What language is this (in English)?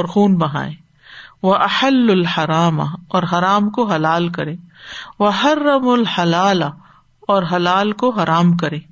Urdu